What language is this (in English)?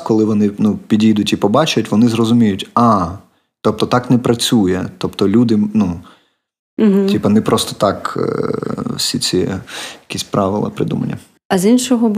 Ukrainian